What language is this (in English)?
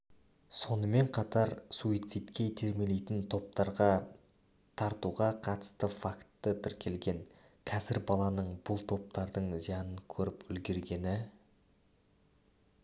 Kazakh